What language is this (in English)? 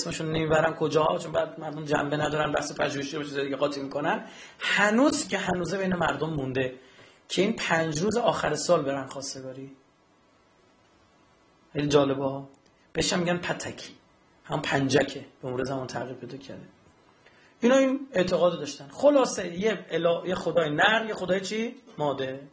Persian